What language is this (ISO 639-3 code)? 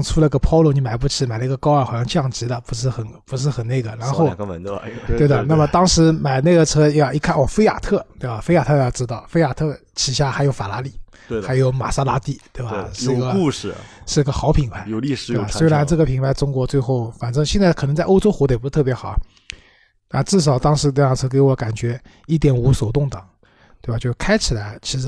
zho